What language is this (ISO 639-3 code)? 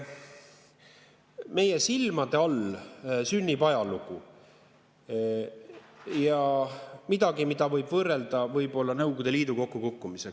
est